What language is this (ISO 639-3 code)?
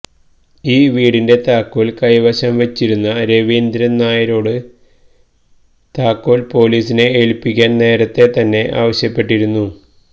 mal